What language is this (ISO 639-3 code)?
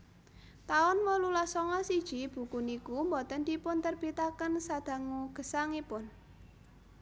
jav